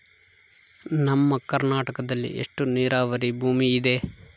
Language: Kannada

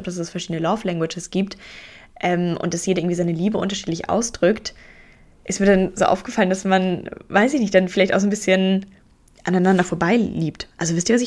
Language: German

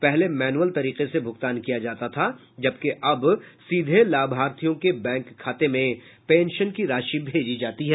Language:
Hindi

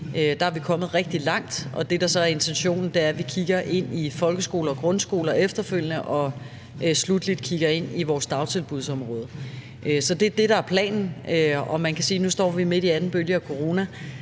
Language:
Danish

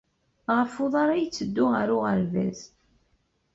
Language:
Kabyle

